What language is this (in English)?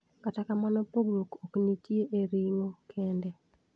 Luo (Kenya and Tanzania)